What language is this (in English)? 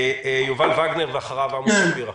Hebrew